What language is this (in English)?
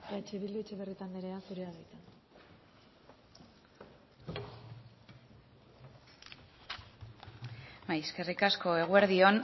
Basque